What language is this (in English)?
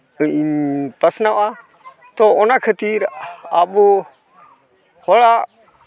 Santali